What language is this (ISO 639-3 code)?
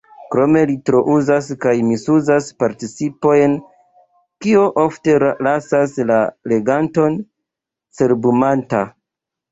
epo